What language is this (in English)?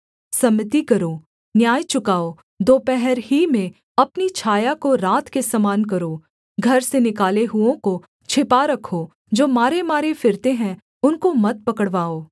Hindi